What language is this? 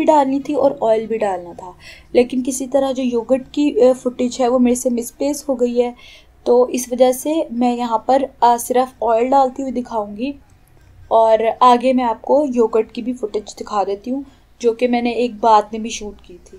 Hindi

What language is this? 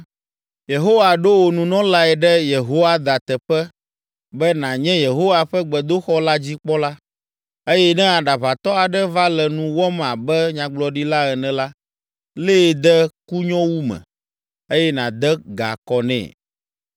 Ewe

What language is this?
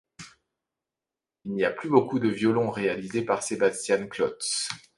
French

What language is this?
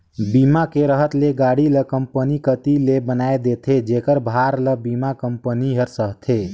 Chhattisgarhi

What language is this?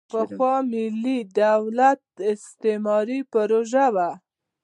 Pashto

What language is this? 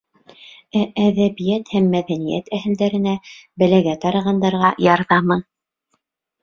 Bashkir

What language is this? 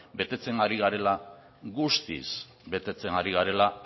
Basque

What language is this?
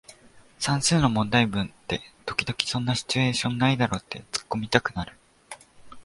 Japanese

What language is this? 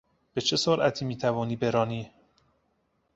Persian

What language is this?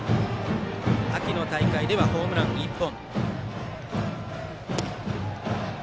Japanese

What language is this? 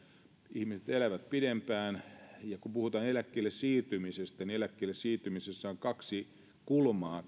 Finnish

